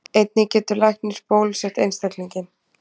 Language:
Icelandic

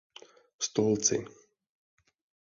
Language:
Czech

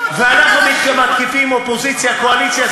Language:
Hebrew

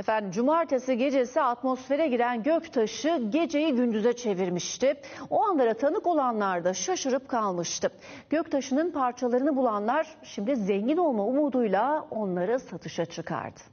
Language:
Turkish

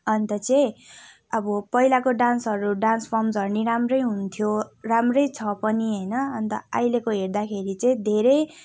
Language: Nepali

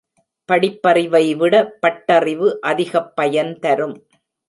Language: Tamil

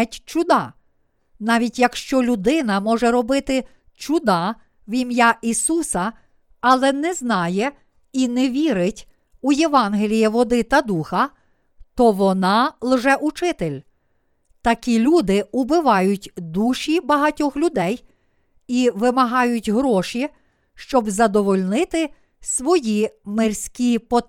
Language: Ukrainian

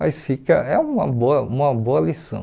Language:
Portuguese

